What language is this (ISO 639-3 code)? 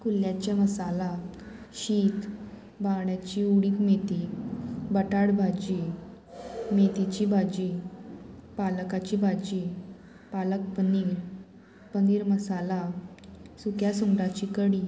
kok